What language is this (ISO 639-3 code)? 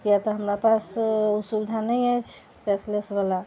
mai